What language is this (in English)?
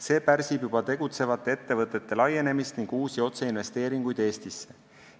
Estonian